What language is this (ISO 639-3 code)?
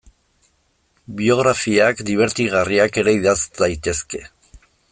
eus